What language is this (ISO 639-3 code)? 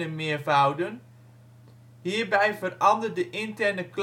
nld